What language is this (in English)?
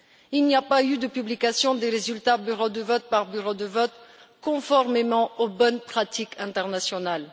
French